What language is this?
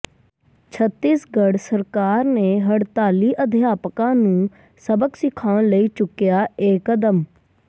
Punjabi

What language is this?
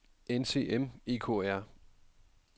Danish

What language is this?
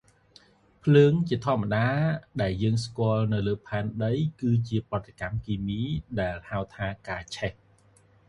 Khmer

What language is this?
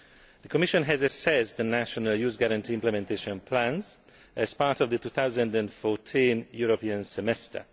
English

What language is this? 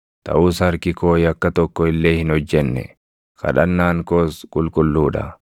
Oromo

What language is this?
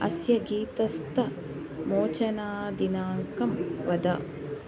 Sanskrit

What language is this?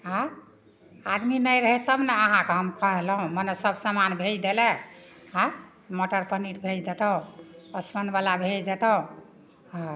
Maithili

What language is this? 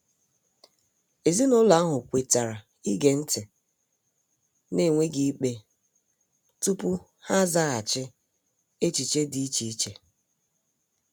Igbo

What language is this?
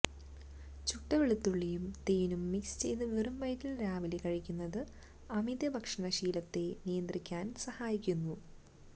Malayalam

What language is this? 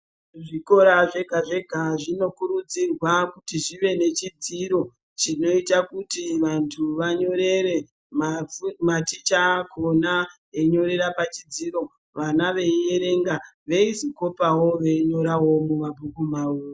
Ndau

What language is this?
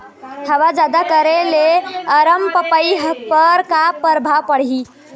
Chhattisgarhi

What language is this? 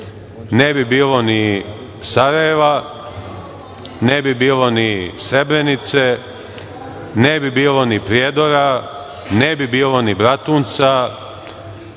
Serbian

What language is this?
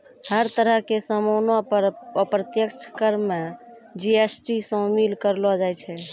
Maithili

